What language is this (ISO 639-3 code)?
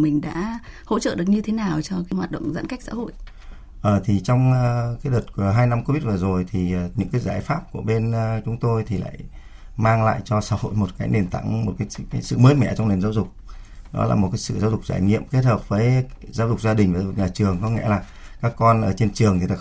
vie